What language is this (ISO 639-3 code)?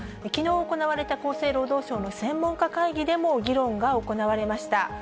jpn